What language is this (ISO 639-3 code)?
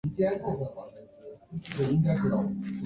zho